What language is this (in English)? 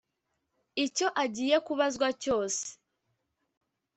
Kinyarwanda